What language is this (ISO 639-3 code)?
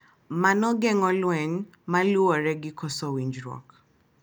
luo